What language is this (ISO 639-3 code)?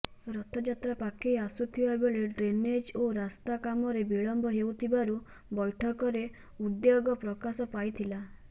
ori